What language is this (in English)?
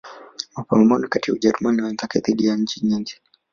Swahili